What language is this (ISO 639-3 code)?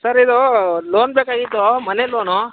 kan